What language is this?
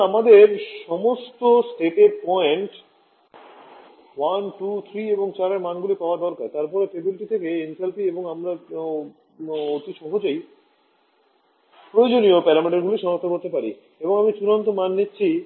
Bangla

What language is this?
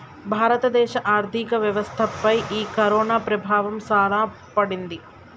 Telugu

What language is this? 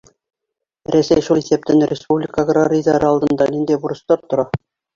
Bashkir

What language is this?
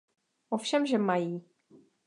Czech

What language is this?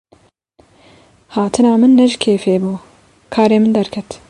Kurdish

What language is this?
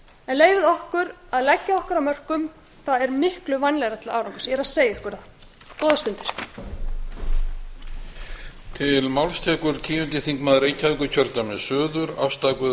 Icelandic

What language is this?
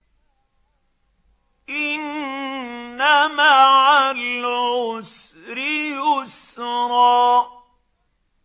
Arabic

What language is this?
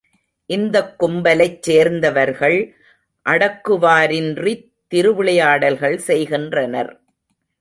Tamil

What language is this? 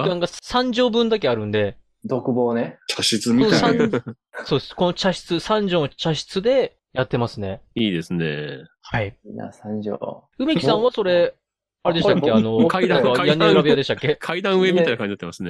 Japanese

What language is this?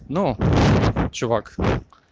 Russian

